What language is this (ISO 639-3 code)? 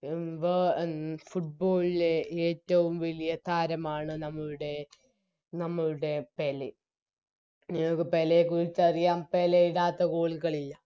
mal